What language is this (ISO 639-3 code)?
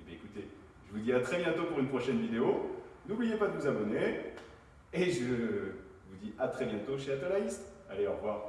fra